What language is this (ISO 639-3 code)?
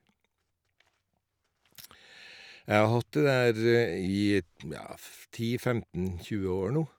nor